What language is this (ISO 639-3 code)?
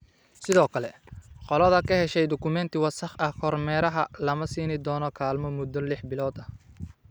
som